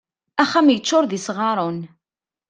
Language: Kabyle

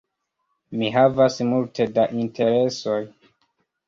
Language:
Esperanto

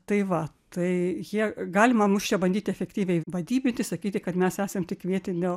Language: Lithuanian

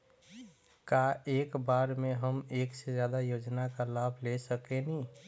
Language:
Bhojpuri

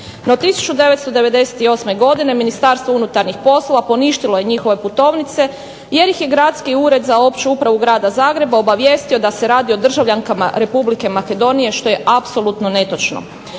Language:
Croatian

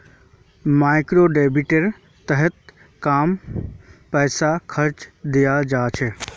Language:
Magahi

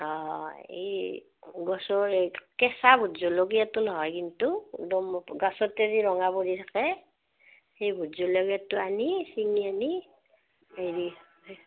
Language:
Assamese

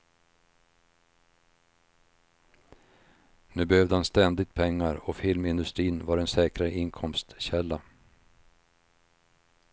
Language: Swedish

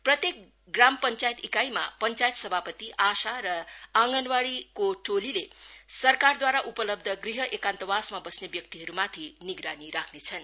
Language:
Nepali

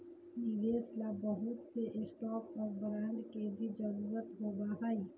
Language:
Magahi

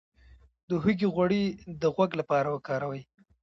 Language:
Pashto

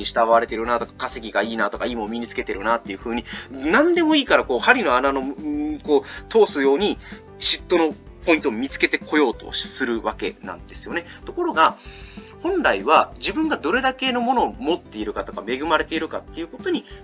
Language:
Japanese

